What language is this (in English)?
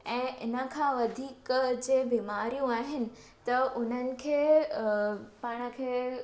Sindhi